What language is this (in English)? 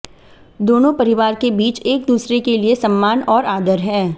Hindi